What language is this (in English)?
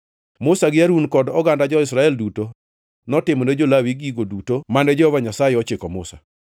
Luo (Kenya and Tanzania)